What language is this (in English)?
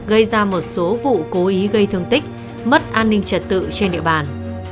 Vietnamese